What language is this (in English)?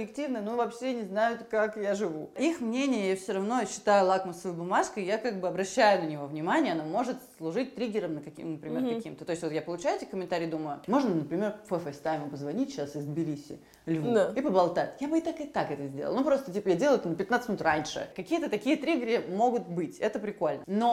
Russian